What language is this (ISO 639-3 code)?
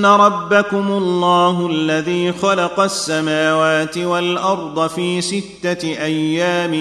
ara